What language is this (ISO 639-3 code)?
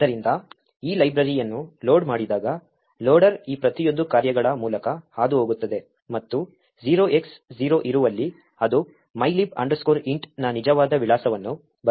kan